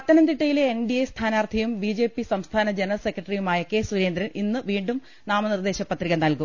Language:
Malayalam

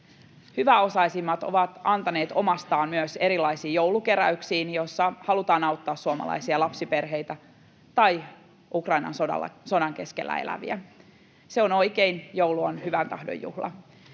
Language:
Finnish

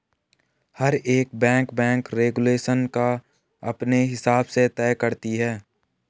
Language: Hindi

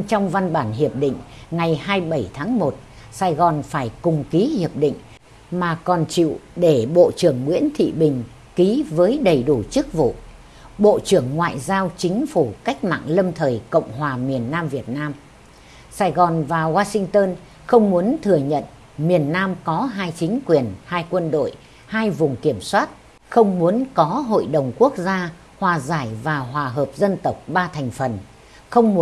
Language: Vietnamese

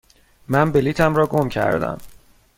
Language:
Persian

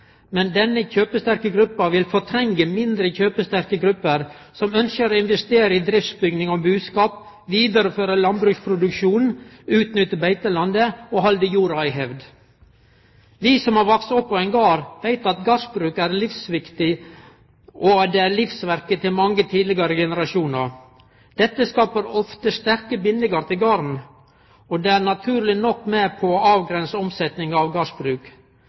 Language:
Norwegian Nynorsk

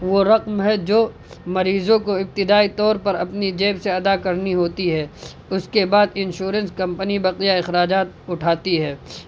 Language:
Urdu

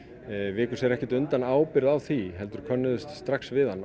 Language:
Icelandic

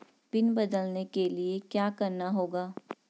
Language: Hindi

